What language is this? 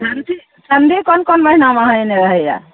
Maithili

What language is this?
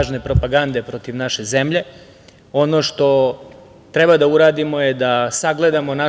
Serbian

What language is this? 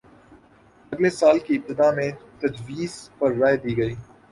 Urdu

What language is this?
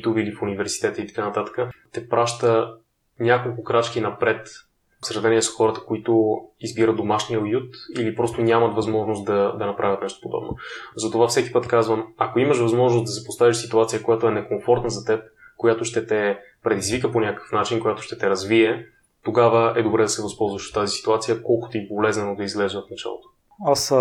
Bulgarian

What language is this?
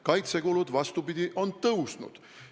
Estonian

